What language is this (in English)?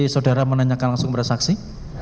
Indonesian